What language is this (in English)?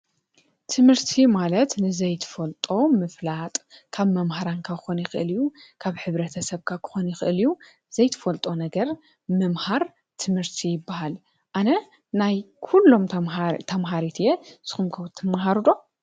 Tigrinya